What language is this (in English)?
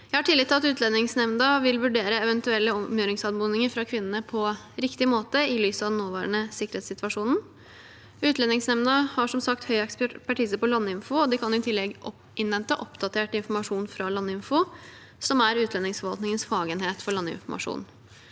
Norwegian